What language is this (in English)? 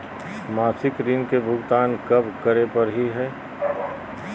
Magahi